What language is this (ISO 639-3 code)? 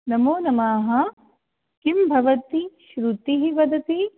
san